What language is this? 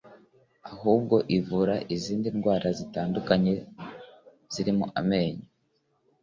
Kinyarwanda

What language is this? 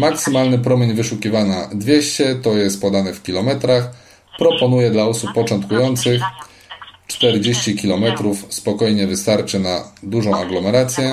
Polish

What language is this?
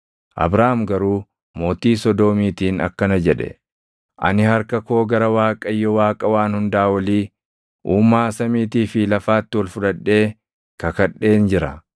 Oromo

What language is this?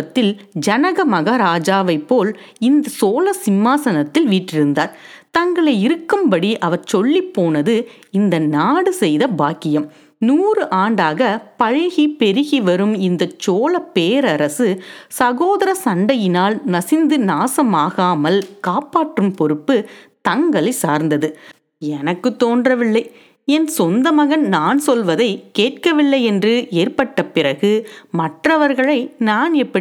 Tamil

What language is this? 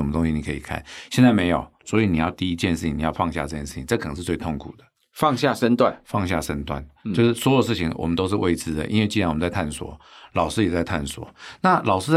Chinese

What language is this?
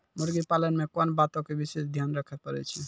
Maithili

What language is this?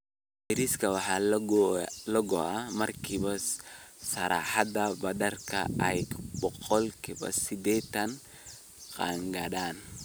Somali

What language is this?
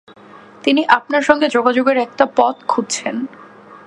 Bangla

